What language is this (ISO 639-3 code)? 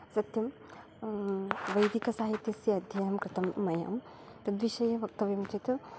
san